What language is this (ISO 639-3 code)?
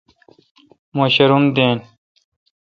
xka